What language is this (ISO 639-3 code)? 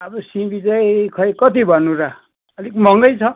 nep